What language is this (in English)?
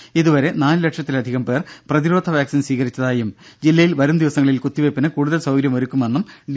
Malayalam